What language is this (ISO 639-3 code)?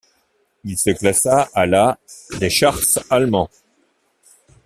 fra